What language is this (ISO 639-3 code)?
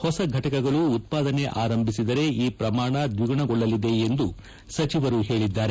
kan